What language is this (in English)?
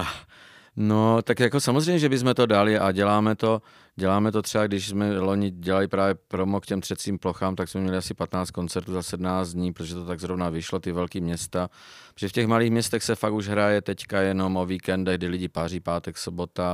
Czech